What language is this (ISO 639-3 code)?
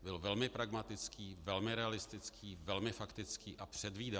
ces